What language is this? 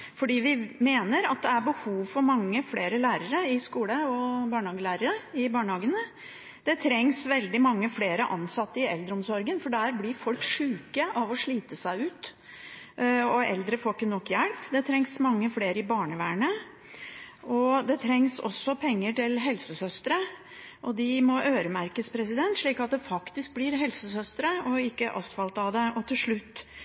Norwegian Bokmål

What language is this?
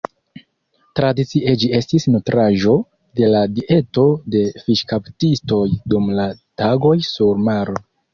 Esperanto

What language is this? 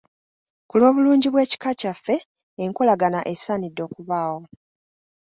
Ganda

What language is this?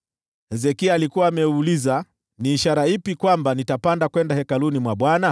Swahili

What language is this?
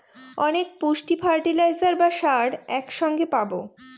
Bangla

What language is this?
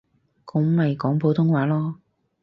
Cantonese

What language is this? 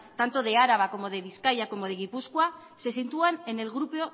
Spanish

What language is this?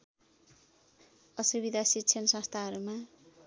Nepali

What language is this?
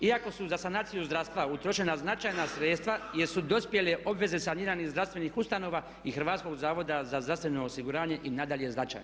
Croatian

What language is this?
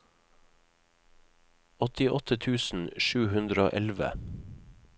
Norwegian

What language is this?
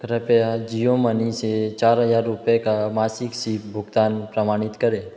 Hindi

